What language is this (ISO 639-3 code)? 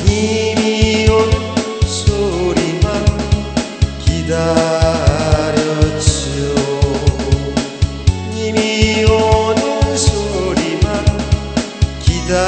kor